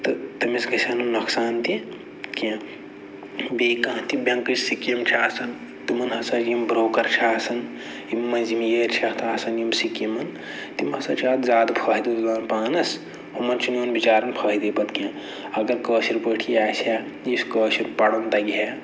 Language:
Kashmiri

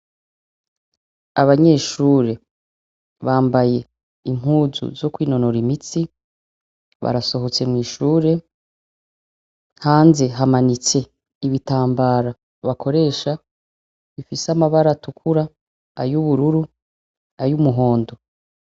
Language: Rundi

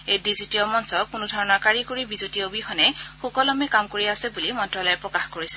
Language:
Assamese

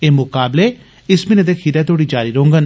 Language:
Dogri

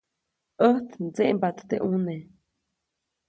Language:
Copainalá Zoque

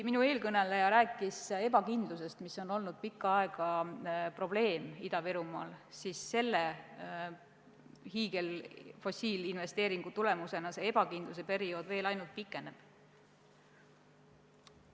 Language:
Estonian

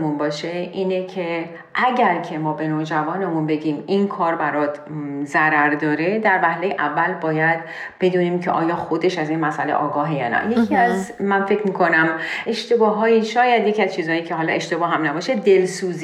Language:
Persian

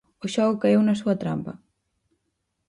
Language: Galician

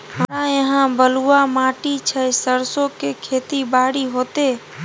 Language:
Maithili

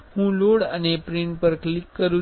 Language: Gujarati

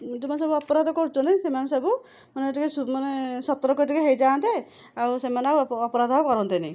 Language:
Odia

